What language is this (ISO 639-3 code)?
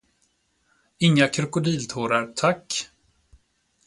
swe